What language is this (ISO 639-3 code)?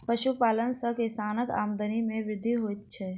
mai